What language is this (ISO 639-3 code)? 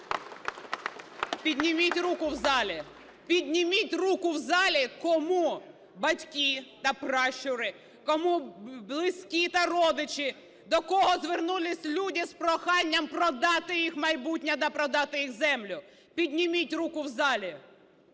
ukr